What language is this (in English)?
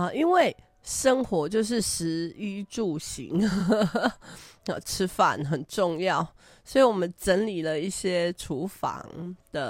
Chinese